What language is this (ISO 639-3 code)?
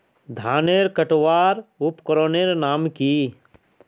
mag